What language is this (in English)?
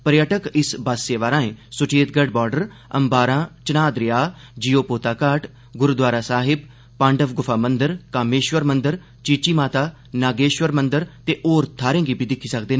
Dogri